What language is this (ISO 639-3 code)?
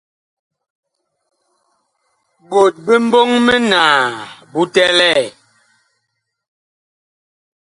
bkh